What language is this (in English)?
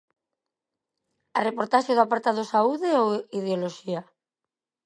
Galician